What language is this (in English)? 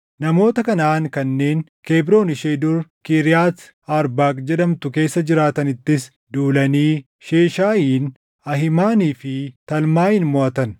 Oromo